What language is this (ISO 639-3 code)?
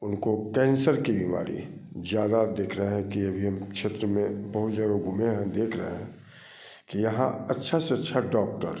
hin